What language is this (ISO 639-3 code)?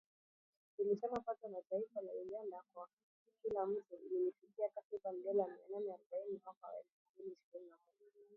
swa